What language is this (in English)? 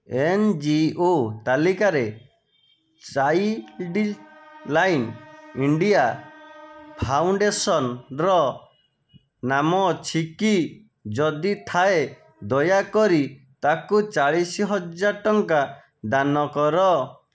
Odia